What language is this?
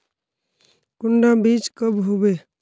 Magahi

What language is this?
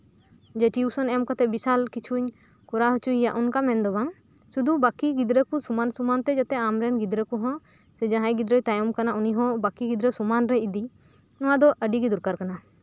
Santali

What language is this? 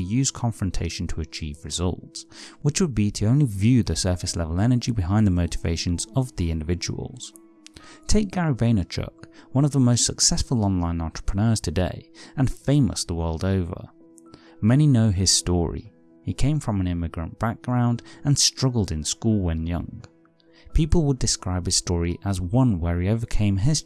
English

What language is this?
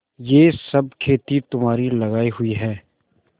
Hindi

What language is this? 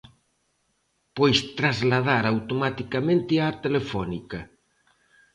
Galician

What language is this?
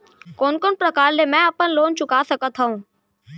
Chhattisgarhi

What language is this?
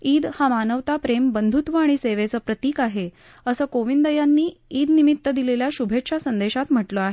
Marathi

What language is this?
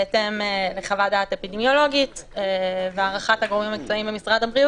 Hebrew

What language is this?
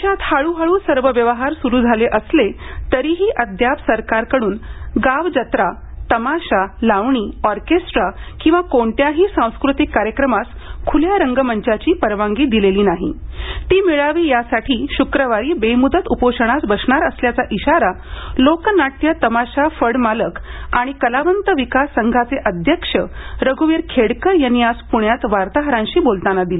Marathi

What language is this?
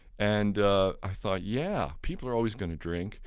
English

